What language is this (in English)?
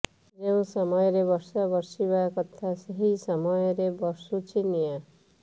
Odia